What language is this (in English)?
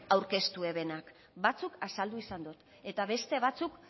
Basque